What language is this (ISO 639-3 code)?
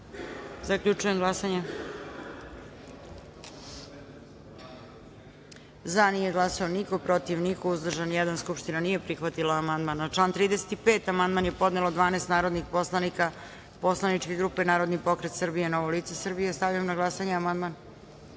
srp